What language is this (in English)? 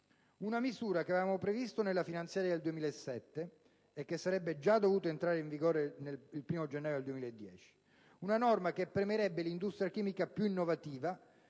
Italian